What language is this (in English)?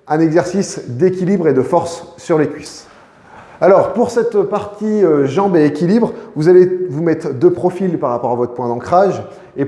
French